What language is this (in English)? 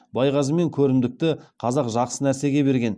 Kazakh